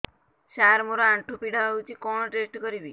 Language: Odia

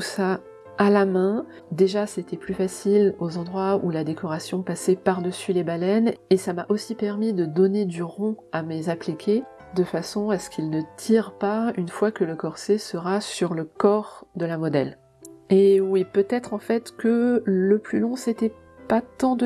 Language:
French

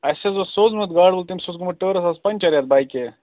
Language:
Kashmiri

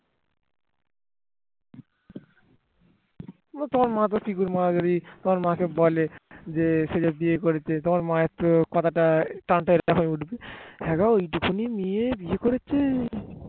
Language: Bangla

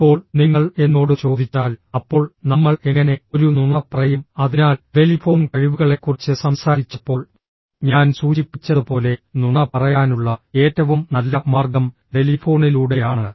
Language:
Malayalam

